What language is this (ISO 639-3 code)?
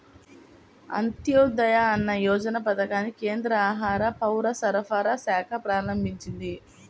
tel